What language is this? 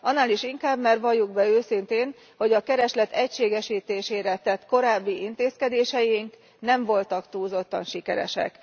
Hungarian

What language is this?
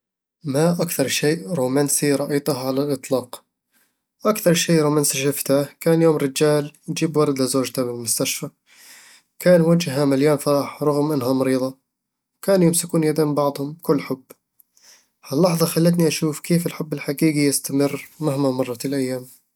Eastern Egyptian Bedawi Arabic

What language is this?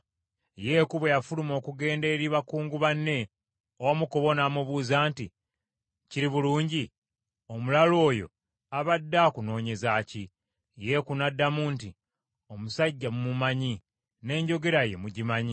Ganda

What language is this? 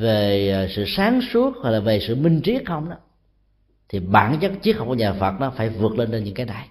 Vietnamese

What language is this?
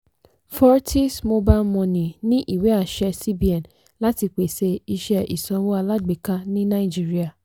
Yoruba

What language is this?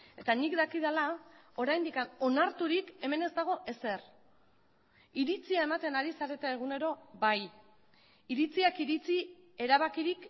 Basque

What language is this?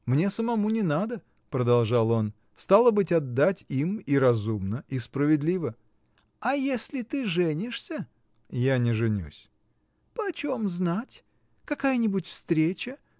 Russian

